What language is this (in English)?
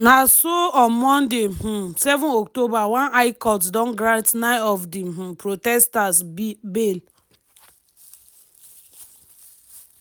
Nigerian Pidgin